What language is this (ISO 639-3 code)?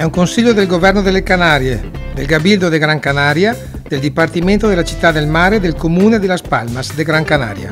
ita